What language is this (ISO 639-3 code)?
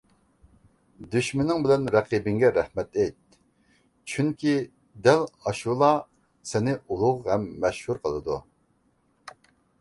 uig